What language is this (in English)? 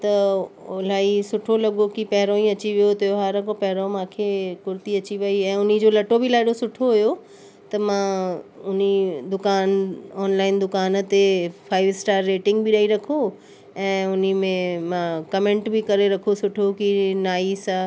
Sindhi